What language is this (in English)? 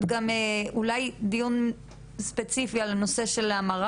Hebrew